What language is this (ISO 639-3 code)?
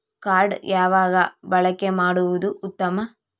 kan